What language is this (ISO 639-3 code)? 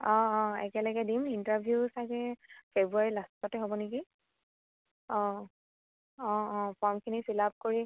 asm